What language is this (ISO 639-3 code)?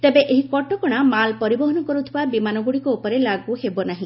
ori